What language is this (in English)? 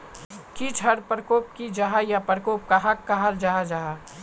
Magahi